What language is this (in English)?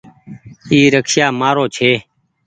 Goaria